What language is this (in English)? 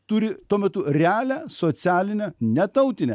Lithuanian